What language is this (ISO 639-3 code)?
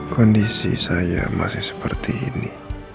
ind